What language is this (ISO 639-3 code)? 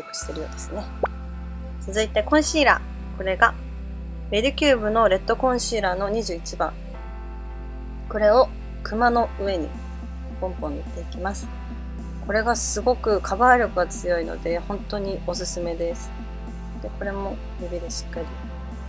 jpn